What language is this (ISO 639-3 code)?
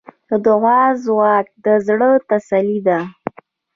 pus